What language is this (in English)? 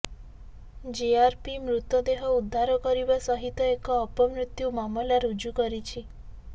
Odia